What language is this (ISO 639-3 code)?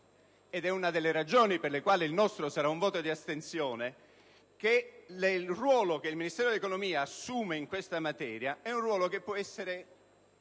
ita